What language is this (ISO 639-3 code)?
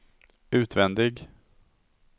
swe